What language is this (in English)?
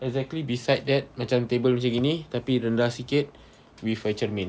English